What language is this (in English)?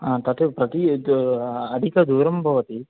Sanskrit